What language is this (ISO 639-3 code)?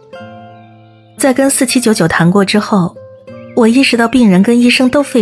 zho